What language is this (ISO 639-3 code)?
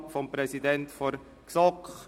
gsw